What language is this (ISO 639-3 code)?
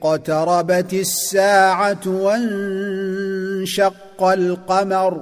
ara